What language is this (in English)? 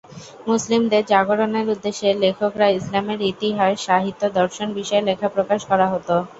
Bangla